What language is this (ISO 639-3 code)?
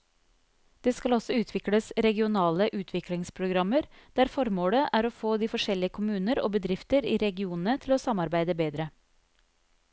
nor